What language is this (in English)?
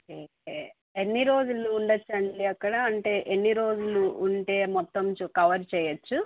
Telugu